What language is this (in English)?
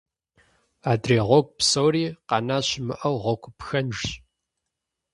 Kabardian